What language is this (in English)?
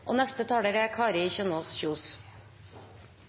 Norwegian Nynorsk